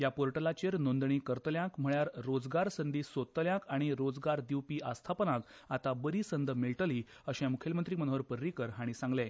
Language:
Konkani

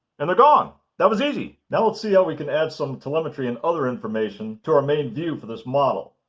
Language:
English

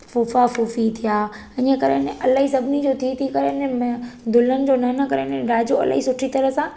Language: Sindhi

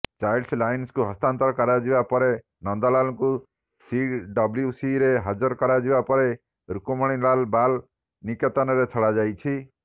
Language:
Odia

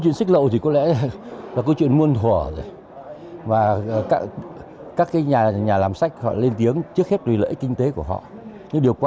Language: Vietnamese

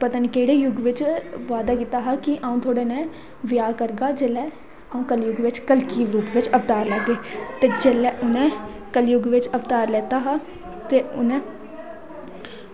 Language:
Dogri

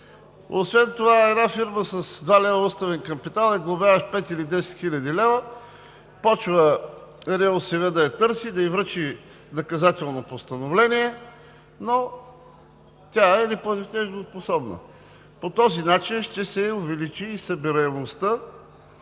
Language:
Bulgarian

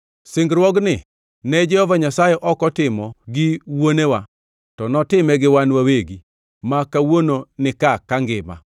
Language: Luo (Kenya and Tanzania)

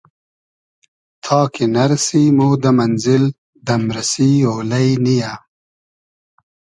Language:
Hazaragi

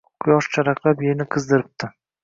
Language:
Uzbek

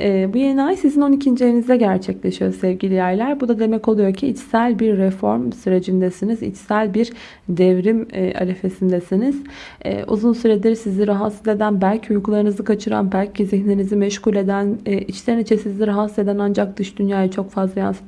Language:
Turkish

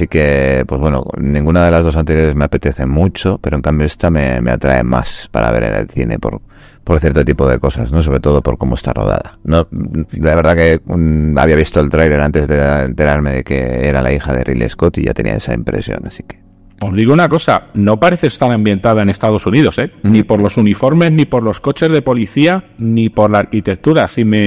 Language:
Spanish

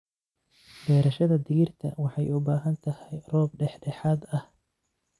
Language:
Somali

